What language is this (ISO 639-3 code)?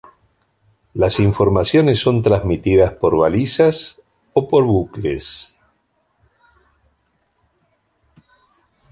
spa